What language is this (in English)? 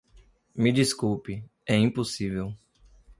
Portuguese